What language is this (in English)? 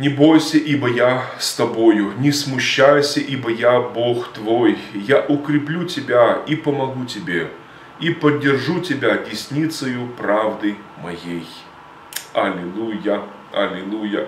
Russian